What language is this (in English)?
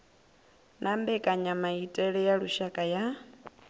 Venda